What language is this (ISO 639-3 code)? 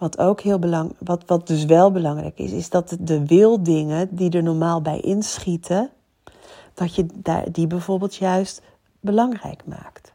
nld